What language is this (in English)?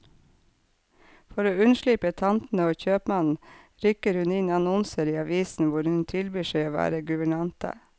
Norwegian